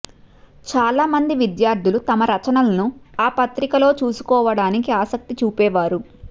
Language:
Telugu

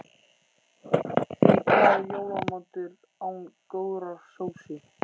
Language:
Icelandic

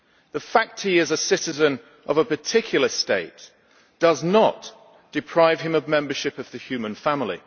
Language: English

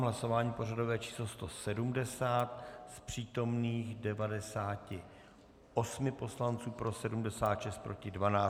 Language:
Czech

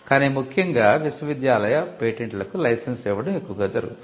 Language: Telugu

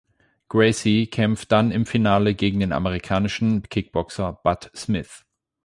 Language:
German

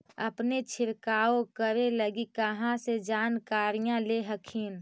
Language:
Magahi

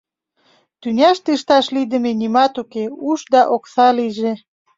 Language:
Mari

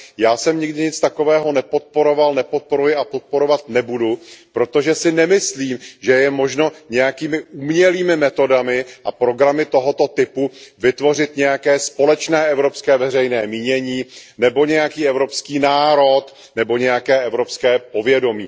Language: Czech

